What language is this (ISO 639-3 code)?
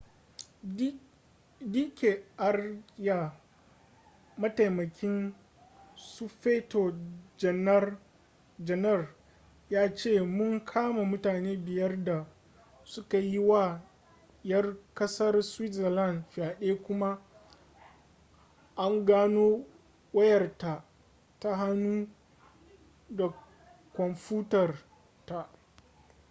hau